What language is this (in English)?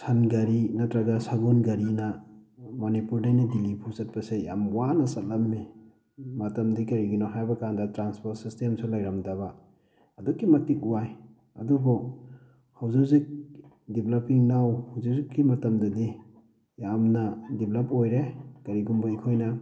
Manipuri